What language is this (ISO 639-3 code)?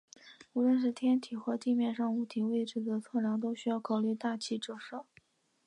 zho